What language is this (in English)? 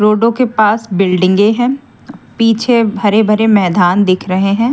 Hindi